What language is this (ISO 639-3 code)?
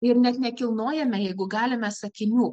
lit